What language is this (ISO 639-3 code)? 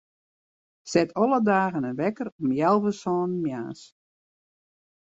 fry